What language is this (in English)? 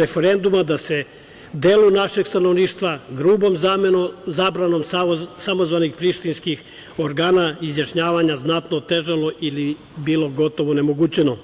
Serbian